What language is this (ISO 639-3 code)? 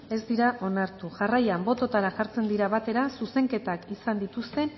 eus